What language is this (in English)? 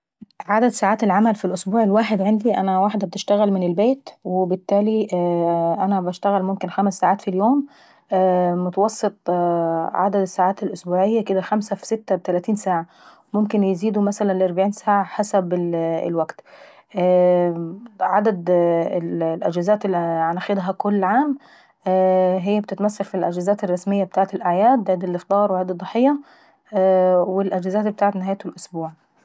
Saidi Arabic